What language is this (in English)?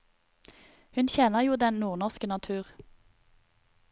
Norwegian